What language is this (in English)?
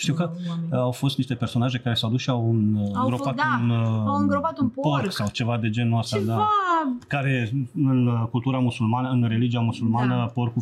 Romanian